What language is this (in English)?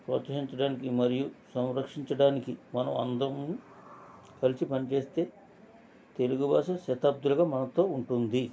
Telugu